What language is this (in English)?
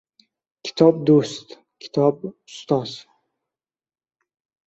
Uzbek